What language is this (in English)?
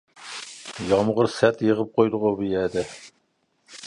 Uyghur